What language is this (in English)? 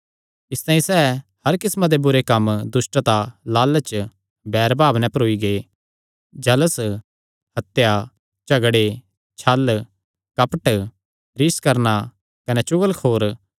Kangri